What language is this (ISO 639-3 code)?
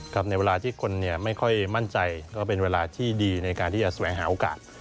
tha